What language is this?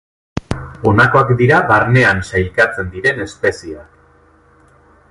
Basque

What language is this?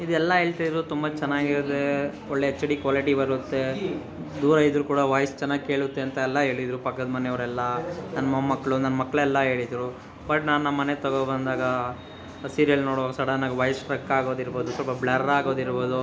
Kannada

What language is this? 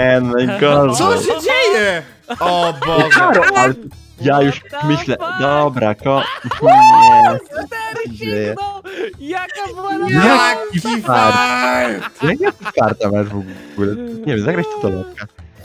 Polish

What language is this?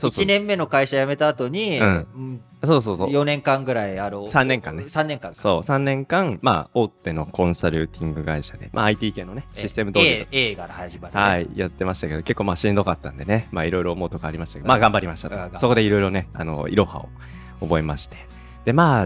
Japanese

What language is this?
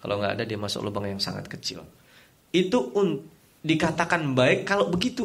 Indonesian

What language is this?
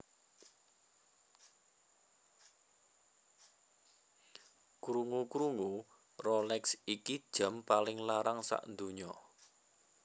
Javanese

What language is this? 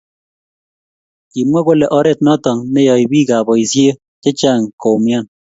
Kalenjin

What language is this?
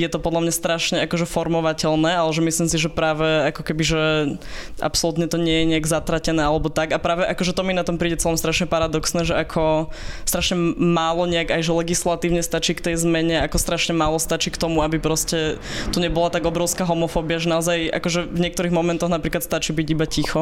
Slovak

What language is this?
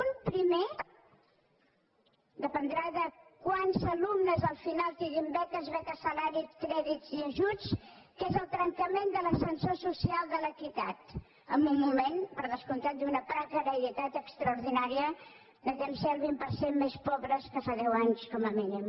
Catalan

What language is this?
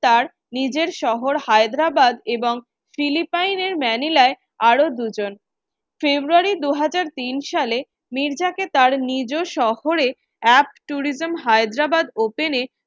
Bangla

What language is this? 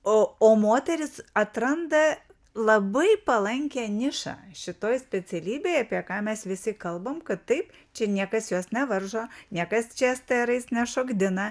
Lithuanian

